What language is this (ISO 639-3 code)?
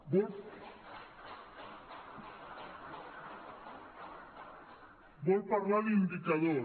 cat